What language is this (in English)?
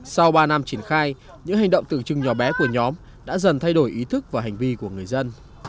Vietnamese